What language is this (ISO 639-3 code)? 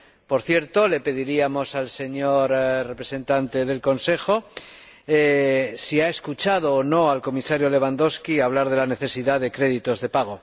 spa